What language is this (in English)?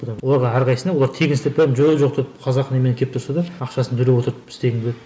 Kazakh